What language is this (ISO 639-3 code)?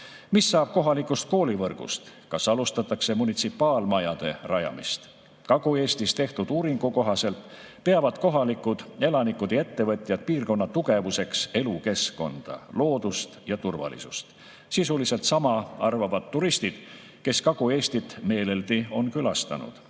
est